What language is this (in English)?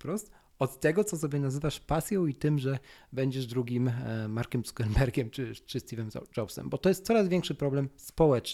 Polish